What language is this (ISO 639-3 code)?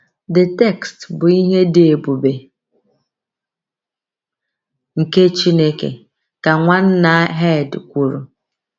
ibo